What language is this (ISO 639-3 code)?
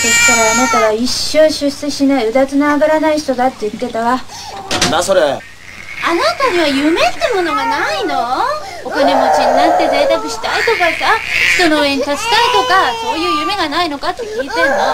jpn